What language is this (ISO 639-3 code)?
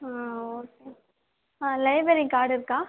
tam